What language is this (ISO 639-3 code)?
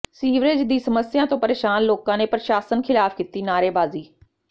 pan